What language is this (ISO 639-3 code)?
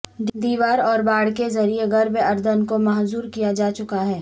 urd